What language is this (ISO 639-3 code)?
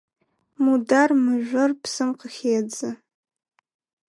ady